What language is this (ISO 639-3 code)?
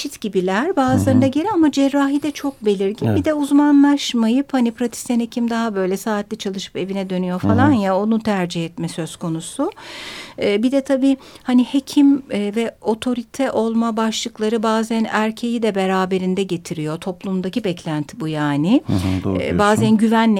tur